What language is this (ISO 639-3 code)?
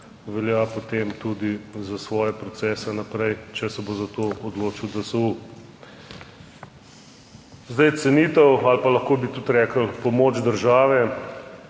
slv